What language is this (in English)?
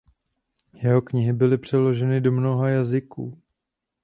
Czech